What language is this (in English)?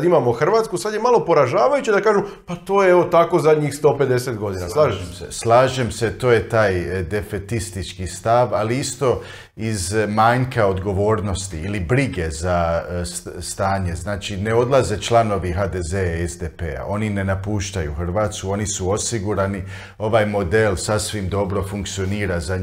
Croatian